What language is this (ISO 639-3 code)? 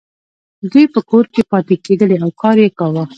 pus